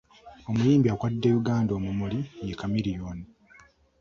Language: Ganda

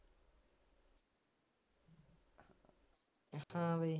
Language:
Punjabi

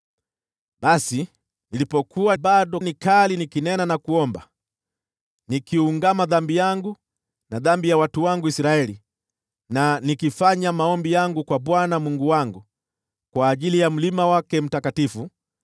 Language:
Swahili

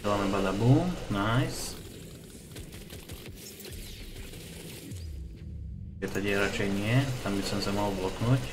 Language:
Slovak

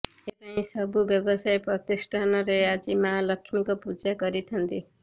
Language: Odia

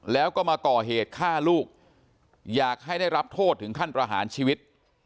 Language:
Thai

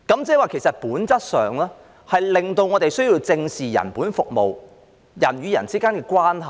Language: Cantonese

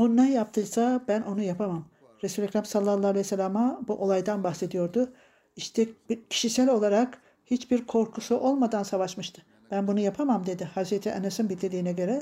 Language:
Turkish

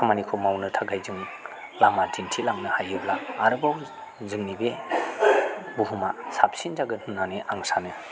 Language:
Bodo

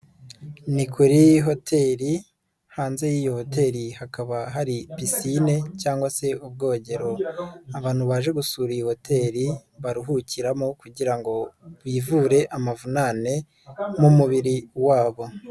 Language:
Kinyarwanda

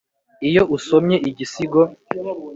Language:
Kinyarwanda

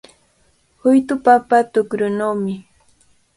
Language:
Cajatambo North Lima Quechua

